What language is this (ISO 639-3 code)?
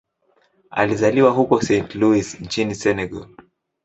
swa